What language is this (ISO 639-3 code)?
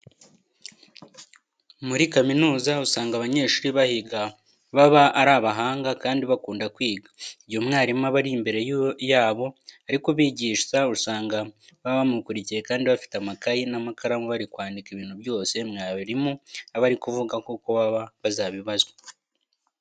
kin